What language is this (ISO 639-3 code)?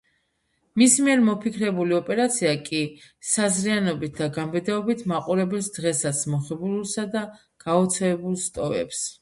kat